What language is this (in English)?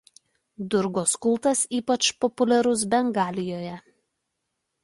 Lithuanian